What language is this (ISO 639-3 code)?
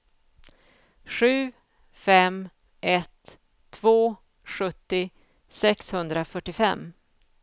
swe